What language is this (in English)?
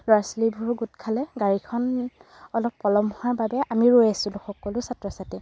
Assamese